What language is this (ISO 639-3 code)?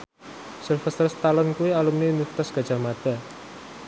jav